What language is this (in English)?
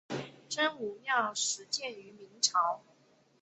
Chinese